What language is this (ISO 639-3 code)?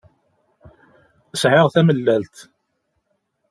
kab